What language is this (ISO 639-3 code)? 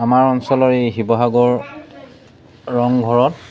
asm